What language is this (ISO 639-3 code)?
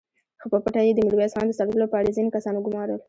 pus